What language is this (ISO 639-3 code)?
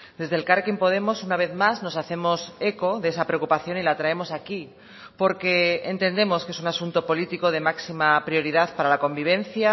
spa